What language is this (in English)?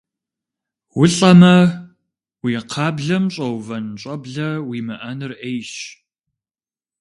Kabardian